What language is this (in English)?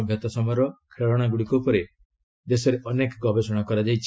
Odia